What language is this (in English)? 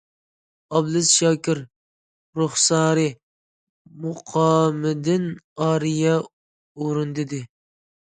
Uyghur